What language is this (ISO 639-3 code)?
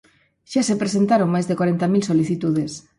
glg